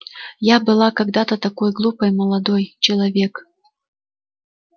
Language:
Russian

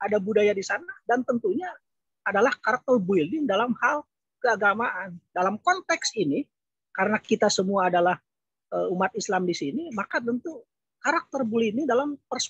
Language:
Indonesian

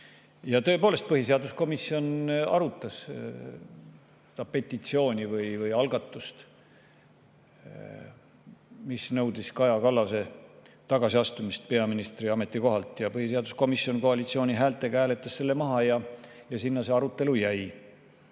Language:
Estonian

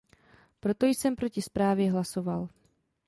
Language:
Czech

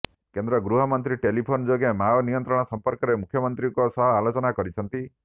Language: Odia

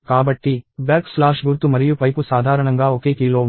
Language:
Telugu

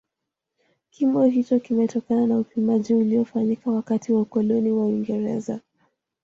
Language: Swahili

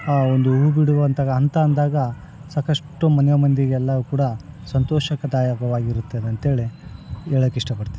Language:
Kannada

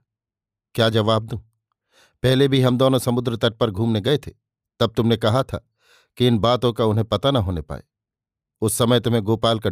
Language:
Hindi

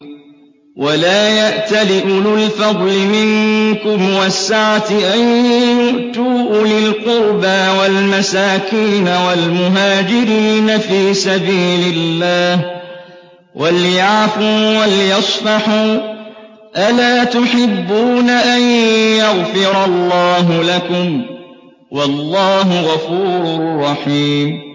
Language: Arabic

